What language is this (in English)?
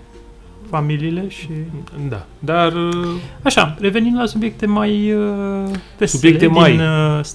Romanian